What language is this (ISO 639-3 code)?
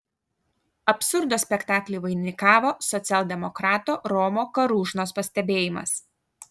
lit